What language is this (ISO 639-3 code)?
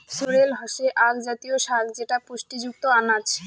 ben